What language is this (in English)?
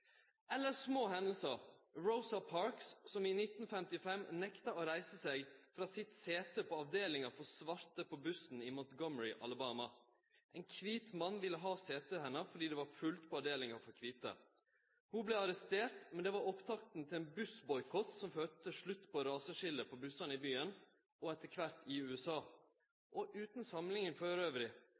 Norwegian Nynorsk